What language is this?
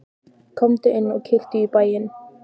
Icelandic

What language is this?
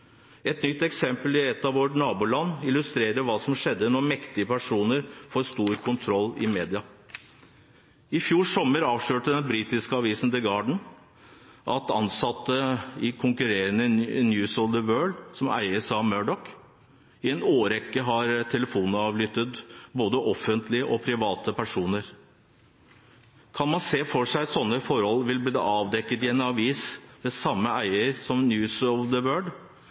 Norwegian Bokmål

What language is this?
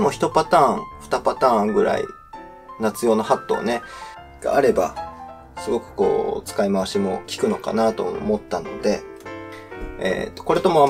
Japanese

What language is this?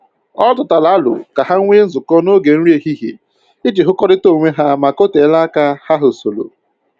Igbo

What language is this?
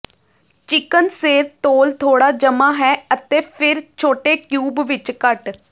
Punjabi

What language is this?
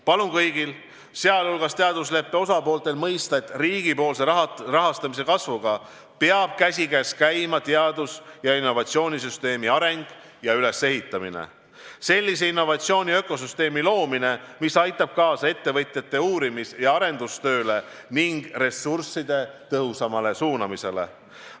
Estonian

